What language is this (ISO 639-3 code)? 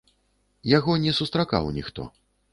bel